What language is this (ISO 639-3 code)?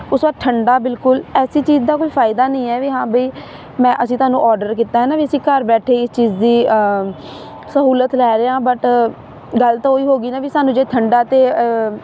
pan